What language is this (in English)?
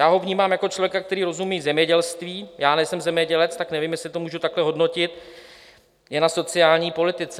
Czech